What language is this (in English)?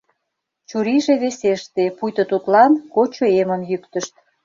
Mari